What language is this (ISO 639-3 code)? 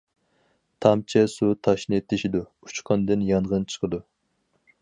uig